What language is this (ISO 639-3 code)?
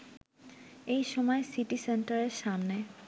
ben